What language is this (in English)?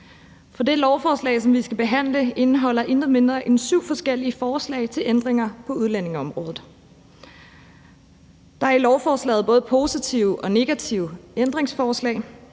Danish